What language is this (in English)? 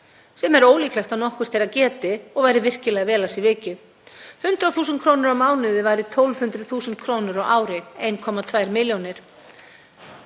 Icelandic